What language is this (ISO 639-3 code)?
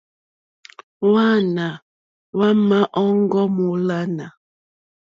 bri